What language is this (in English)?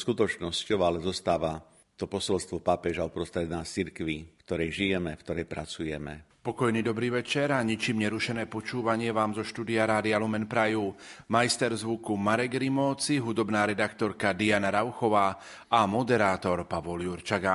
Slovak